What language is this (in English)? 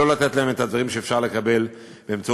Hebrew